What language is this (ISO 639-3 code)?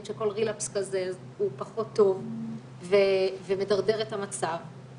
heb